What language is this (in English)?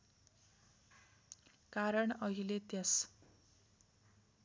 Nepali